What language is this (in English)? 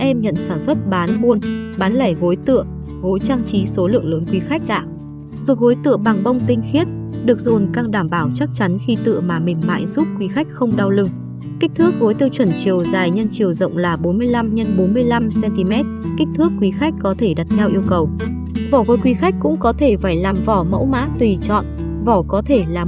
Vietnamese